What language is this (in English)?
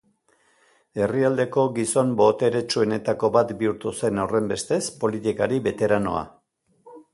Basque